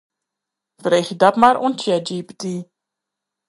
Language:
Western Frisian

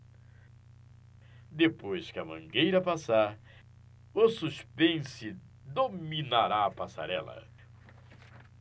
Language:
Portuguese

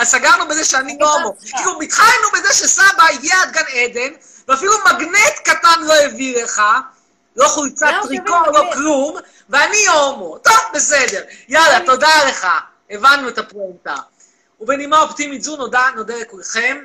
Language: Hebrew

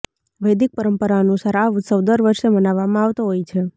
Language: Gujarati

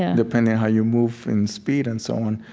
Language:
English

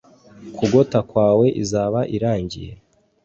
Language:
Kinyarwanda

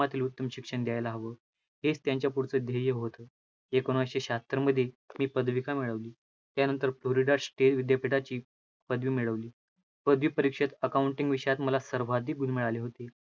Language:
Marathi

